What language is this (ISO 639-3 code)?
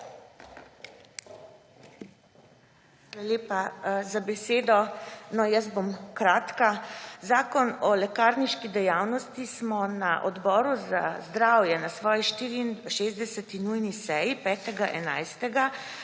slv